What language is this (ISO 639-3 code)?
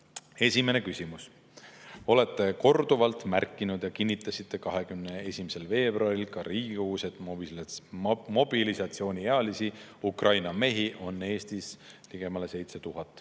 est